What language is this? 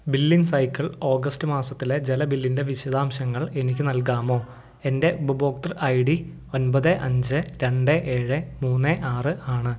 Malayalam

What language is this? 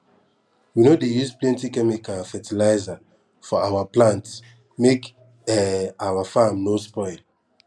Nigerian Pidgin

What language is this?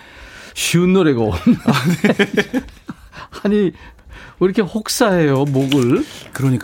Korean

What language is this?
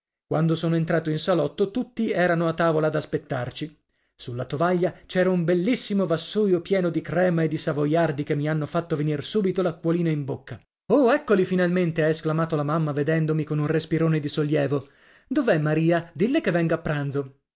Italian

